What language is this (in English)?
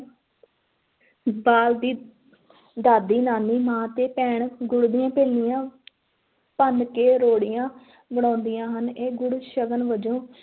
Punjabi